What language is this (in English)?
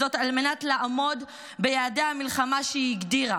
Hebrew